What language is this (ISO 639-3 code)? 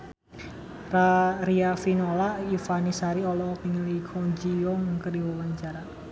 sun